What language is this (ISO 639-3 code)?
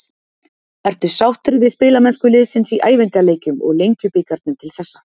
isl